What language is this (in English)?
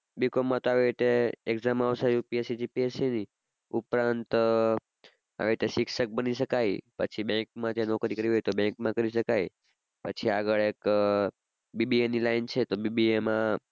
Gujarati